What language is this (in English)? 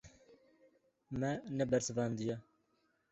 Kurdish